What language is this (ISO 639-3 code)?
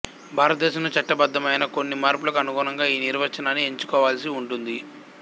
tel